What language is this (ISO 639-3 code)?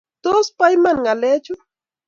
kln